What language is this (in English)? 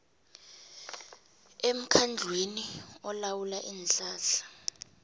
South Ndebele